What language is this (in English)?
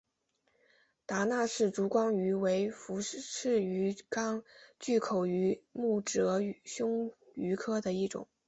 Chinese